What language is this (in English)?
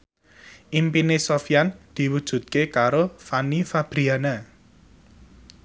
Javanese